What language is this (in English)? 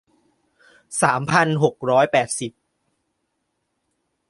Thai